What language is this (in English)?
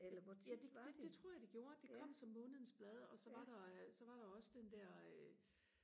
Danish